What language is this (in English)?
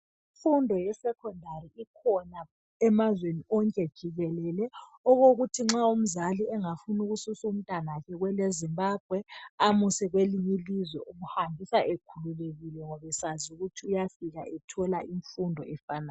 North Ndebele